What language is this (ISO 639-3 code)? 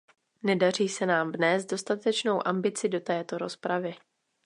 ces